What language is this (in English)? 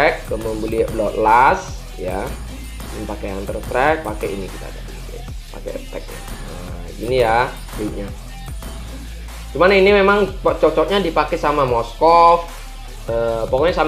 Indonesian